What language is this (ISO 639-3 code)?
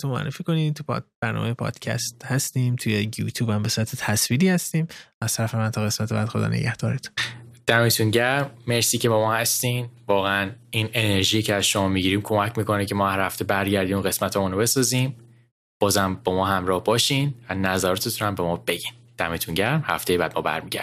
fas